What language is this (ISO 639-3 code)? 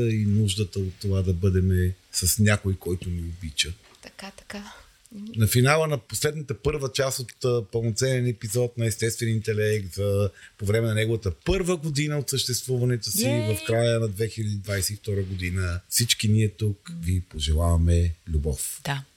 bul